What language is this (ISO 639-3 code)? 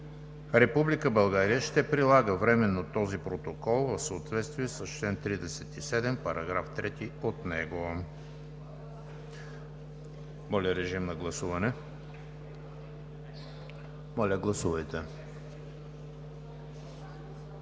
bul